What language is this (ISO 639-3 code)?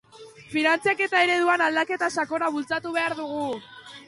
eus